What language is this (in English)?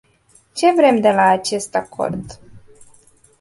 Romanian